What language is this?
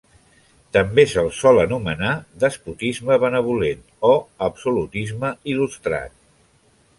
Catalan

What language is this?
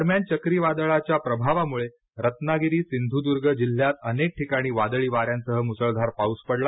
Marathi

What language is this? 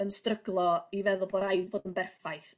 Welsh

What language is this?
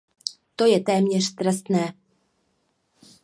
Czech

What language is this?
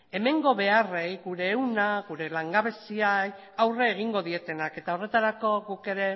Basque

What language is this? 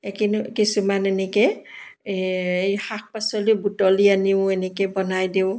Assamese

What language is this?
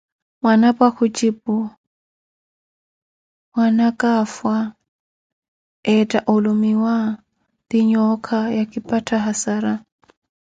Koti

